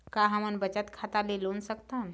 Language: Chhattisgarhi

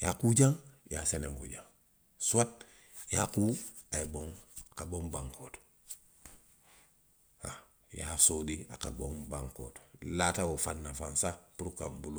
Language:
Western Maninkakan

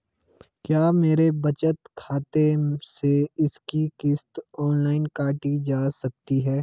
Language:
Hindi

